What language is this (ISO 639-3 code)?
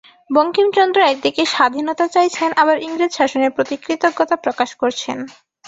ben